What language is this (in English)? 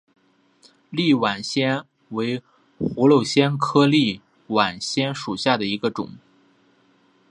Chinese